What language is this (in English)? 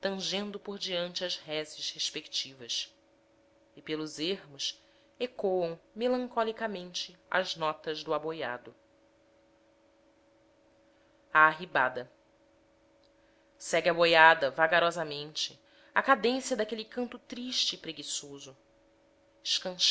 Portuguese